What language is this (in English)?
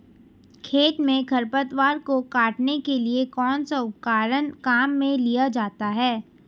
Hindi